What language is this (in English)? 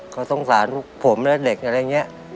Thai